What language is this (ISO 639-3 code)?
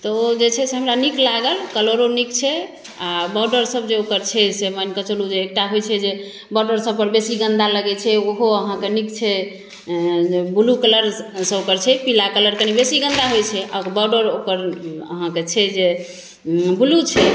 mai